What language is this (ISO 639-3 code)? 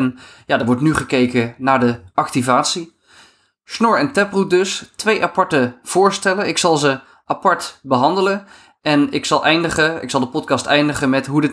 nld